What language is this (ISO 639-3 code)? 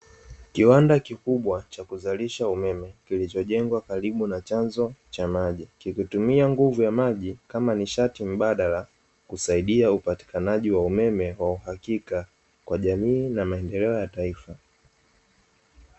swa